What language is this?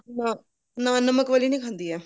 Punjabi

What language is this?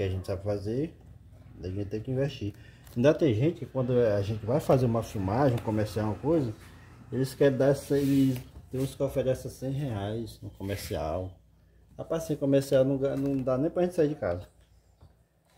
Portuguese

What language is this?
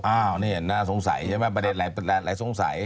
Thai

